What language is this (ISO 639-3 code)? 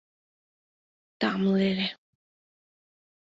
chm